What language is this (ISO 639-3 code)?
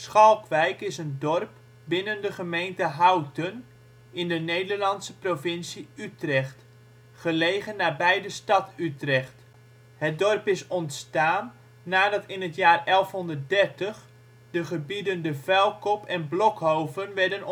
nld